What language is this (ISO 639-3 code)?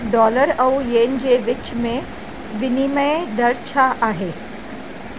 snd